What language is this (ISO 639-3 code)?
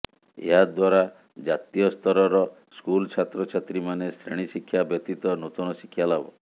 ori